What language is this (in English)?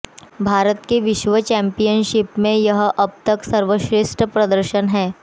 Hindi